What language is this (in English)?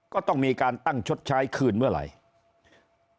Thai